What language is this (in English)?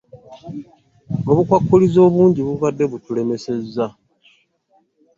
Ganda